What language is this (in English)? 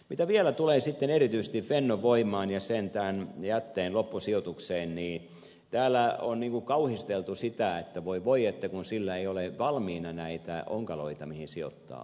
Finnish